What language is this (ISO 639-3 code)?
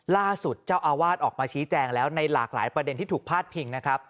tha